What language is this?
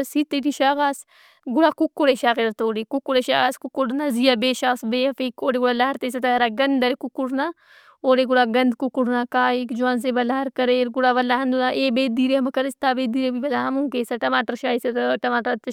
Brahui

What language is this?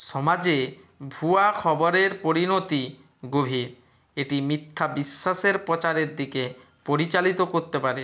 Bangla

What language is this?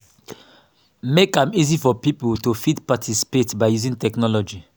Nigerian Pidgin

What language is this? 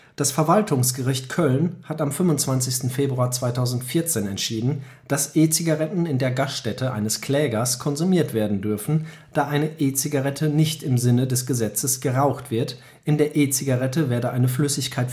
German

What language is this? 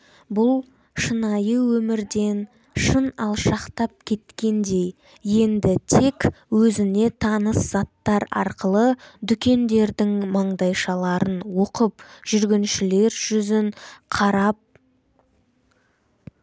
Kazakh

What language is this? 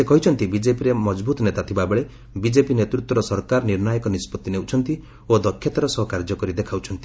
Odia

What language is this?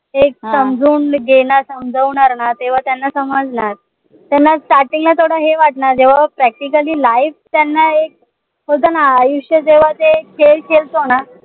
Marathi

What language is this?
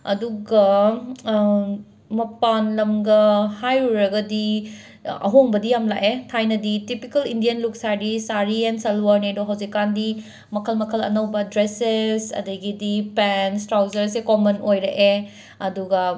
Manipuri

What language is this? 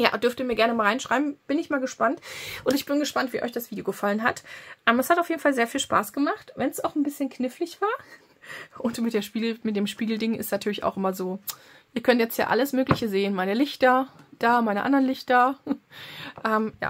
German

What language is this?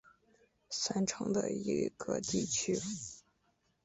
Chinese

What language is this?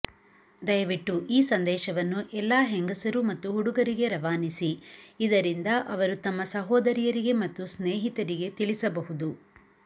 Kannada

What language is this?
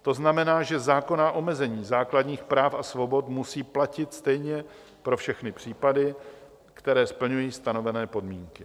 Czech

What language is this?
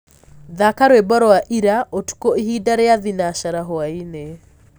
Kikuyu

